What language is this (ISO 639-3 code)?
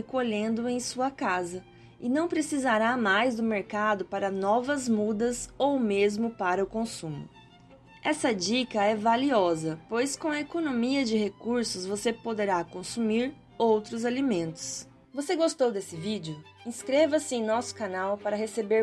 por